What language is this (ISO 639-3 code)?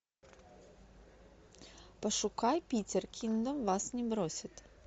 rus